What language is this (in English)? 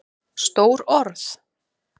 Icelandic